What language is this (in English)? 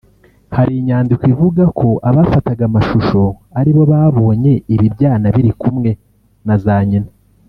Kinyarwanda